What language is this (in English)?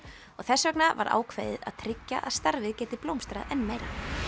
Icelandic